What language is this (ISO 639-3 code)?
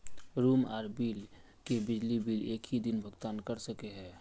mag